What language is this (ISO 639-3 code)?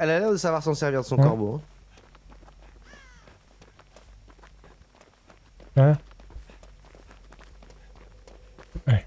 fra